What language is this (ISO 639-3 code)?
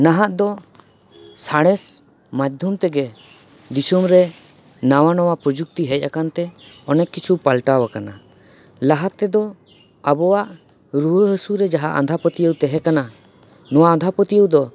sat